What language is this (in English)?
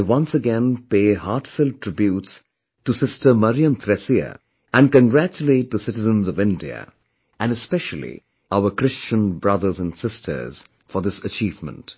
English